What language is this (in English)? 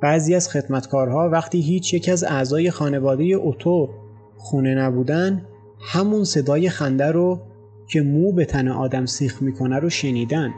Persian